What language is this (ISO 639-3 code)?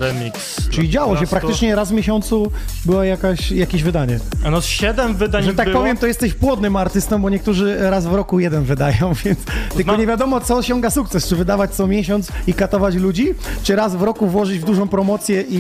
pol